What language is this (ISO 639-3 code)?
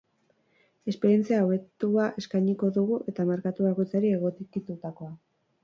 eus